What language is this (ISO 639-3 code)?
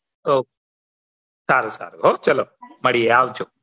guj